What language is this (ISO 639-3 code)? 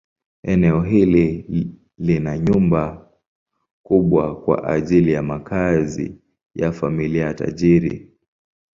swa